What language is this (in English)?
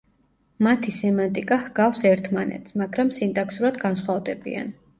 Georgian